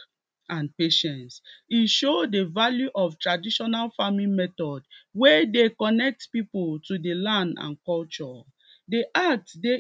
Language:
Nigerian Pidgin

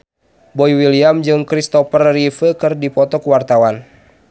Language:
Sundanese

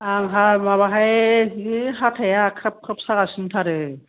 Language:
Bodo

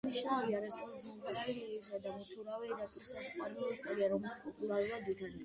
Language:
Georgian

